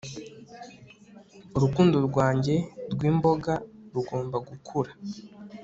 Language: Kinyarwanda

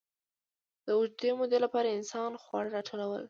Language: Pashto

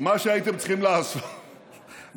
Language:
Hebrew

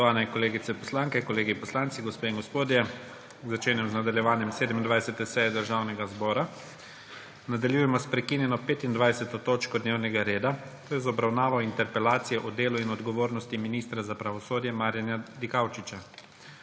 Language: Slovenian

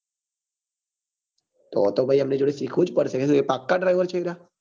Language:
Gujarati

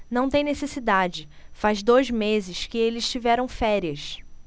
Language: Portuguese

